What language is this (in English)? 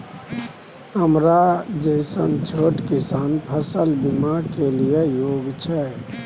Maithili